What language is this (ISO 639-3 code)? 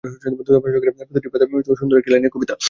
ben